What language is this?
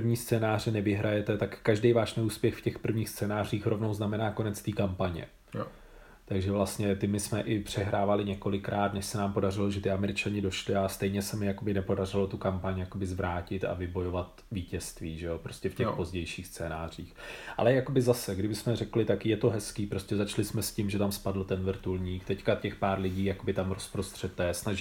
Czech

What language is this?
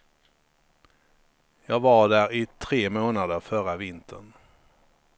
Swedish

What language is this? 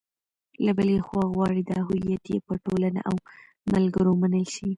Pashto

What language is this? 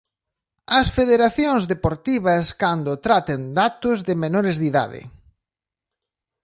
Galician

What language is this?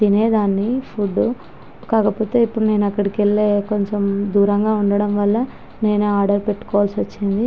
Telugu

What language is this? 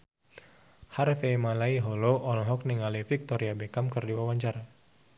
Sundanese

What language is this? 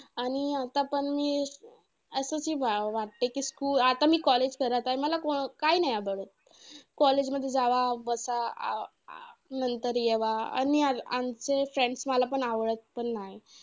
Marathi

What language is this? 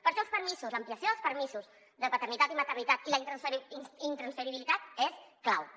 Catalan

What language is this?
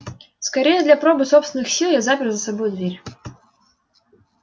Russian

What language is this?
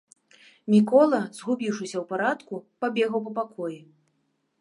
Belarusian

